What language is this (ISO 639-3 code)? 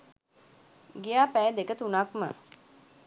sin